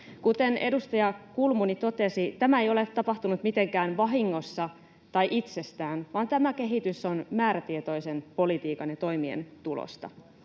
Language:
Finnish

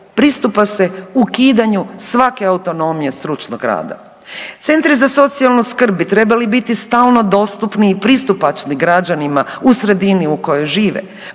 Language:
Croatian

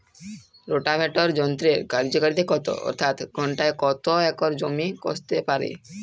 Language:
Bangla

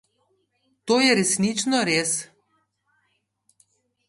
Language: Slovenian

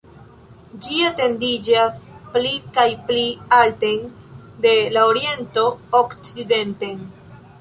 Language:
Esperanto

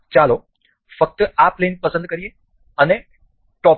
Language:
Gujarati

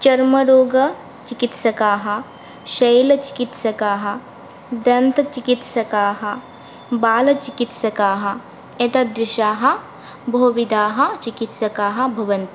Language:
Sanskrit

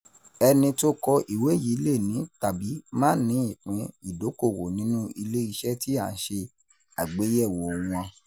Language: Yoruba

